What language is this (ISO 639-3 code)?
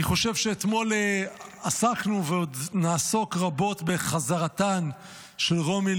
heb